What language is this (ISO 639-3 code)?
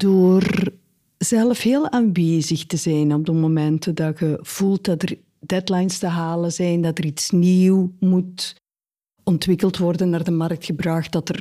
nld